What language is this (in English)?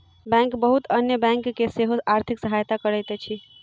Maithili